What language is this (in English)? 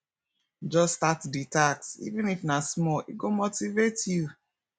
Nigerian Pidgin